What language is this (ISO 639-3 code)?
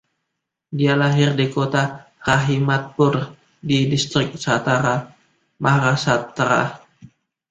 ind